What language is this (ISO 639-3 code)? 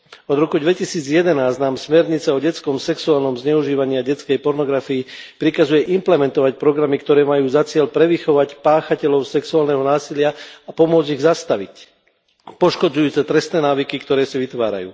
slk